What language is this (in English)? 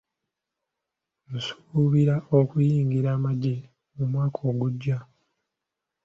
Ganda